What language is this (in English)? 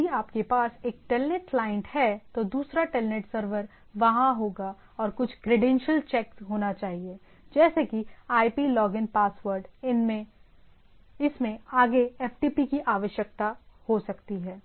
Hindi